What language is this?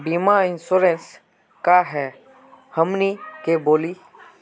Magahi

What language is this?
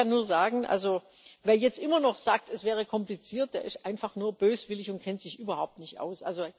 German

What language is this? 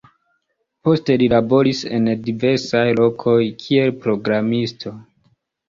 Esperanto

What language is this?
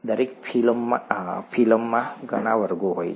Gujarati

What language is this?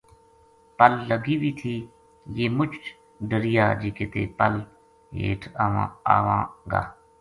Gujari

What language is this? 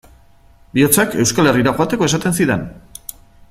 Basque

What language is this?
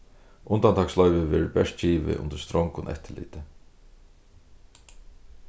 Faroese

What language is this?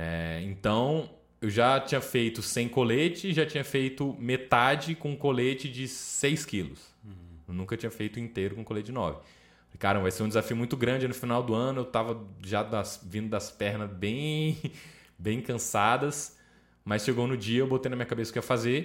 Portuguese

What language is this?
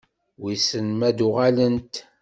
Kabyle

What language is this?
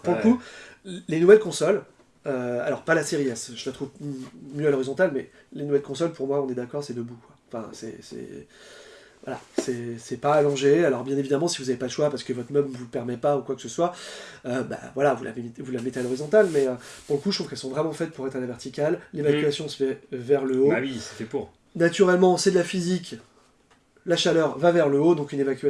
French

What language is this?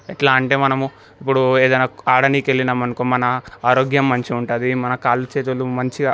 Telugu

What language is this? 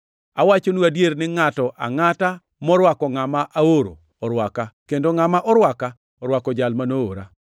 Luo (Kenya and Tanzania)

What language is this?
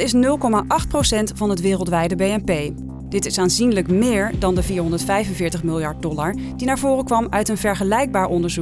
Dutch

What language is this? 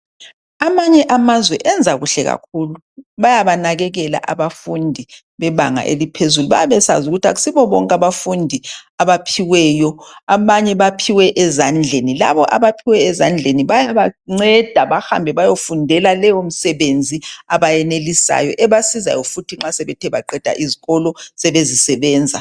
North Ndebele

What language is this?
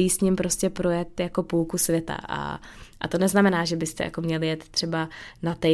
Czech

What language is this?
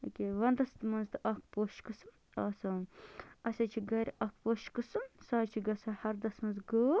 Kashmiri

